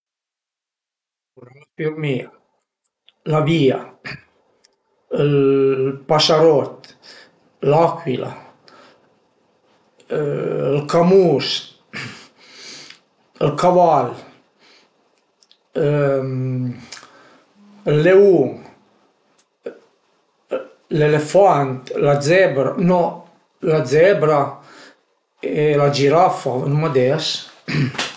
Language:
Piedmontese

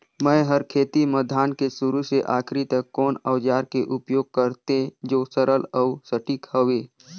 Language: Chhattisgarhi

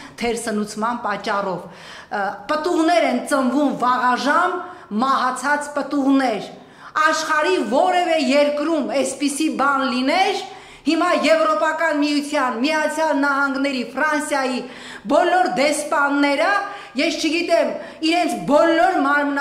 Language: Romanian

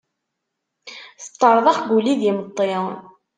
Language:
Kabyle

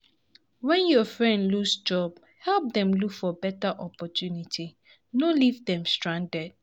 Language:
Nigerian Pidgin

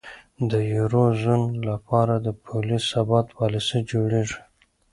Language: Pashto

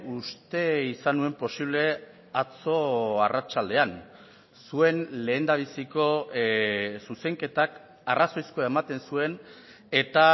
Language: Basque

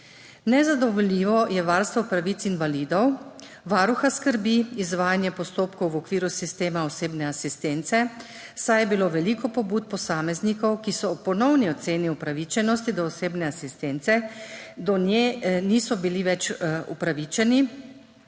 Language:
Slovenian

